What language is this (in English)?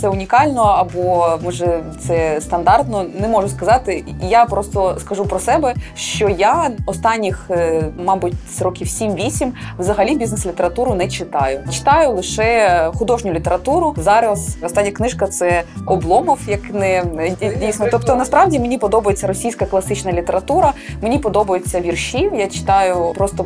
Ukrainian